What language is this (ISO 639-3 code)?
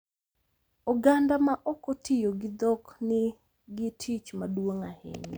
luo